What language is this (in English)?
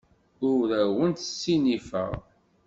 Kabyle